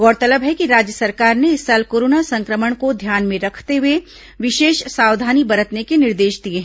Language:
Hindi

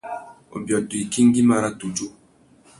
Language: Tuki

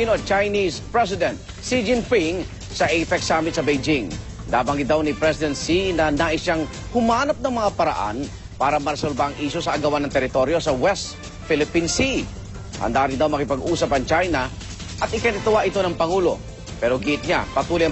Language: Filipino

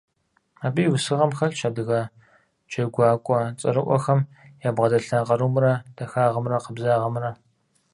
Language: Kabardian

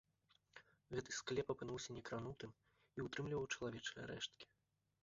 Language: Belarusian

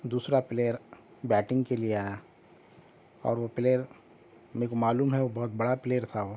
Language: Urdu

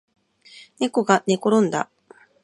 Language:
Japanese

